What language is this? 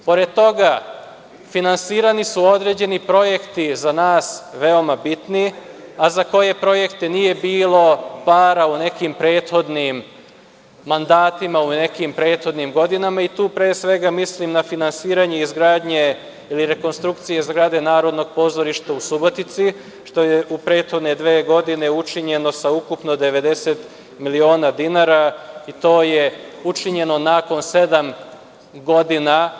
Serbian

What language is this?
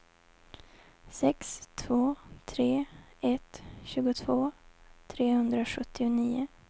Swedish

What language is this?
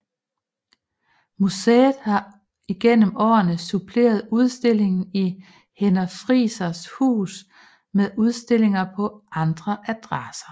Danish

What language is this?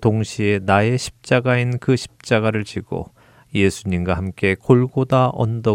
Korean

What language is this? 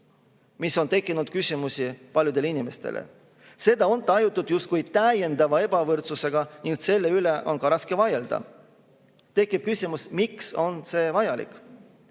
Estonian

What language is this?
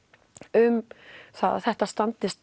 Icelandic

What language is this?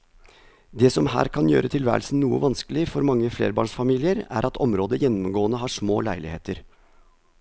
Norwegian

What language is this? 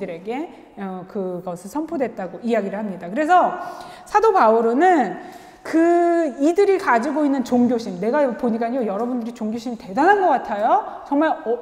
Korean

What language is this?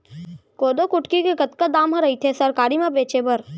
Chhattisgarhi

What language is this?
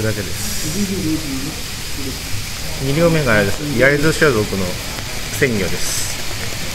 Japanese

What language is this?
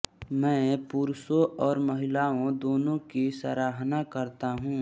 Hindi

